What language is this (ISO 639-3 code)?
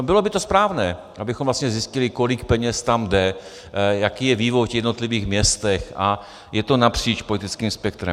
ces